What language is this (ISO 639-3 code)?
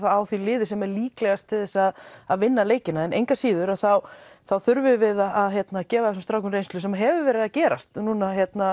isl